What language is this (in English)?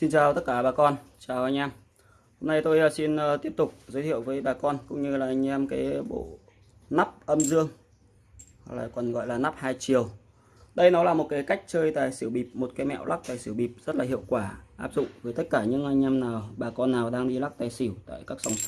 Vietnamese